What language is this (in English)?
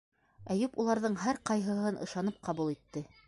Bashkir